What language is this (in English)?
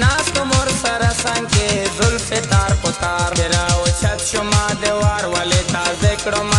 Romanian